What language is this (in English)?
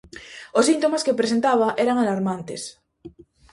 Galician